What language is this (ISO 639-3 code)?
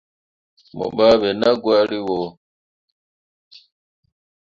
mua